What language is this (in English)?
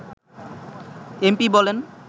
Bangla